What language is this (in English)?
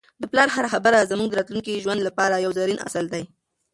Pashto